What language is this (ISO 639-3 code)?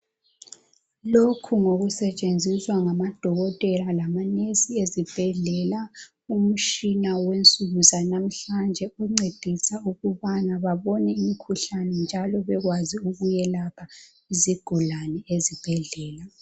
nde